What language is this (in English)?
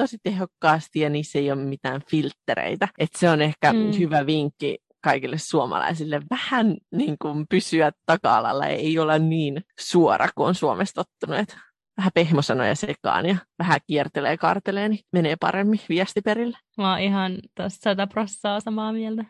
Finnish